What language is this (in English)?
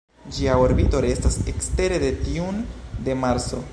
Esperanto